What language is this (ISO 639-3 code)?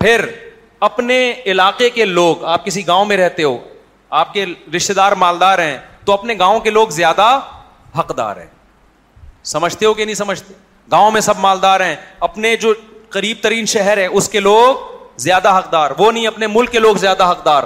urd